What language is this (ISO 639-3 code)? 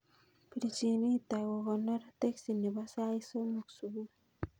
kln